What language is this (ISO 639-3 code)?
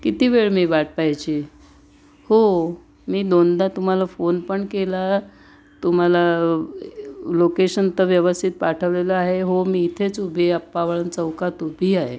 mar